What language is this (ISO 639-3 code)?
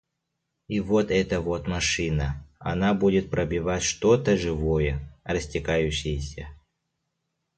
sah